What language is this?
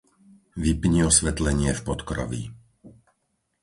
Slovak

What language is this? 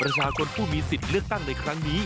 Thai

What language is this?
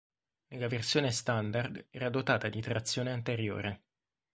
Italian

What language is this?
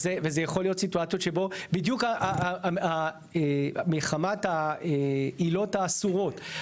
Hebrew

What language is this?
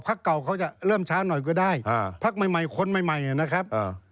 Thai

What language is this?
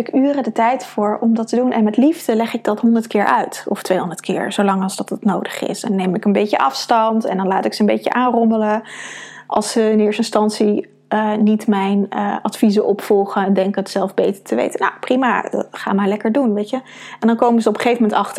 Dutch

